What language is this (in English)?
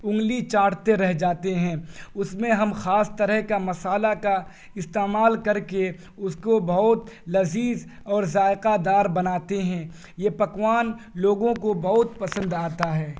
Urdu